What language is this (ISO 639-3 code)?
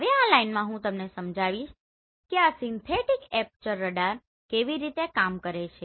guj